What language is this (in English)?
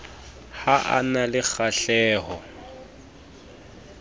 Southern Sotho